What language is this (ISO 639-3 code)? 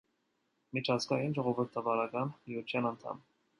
hye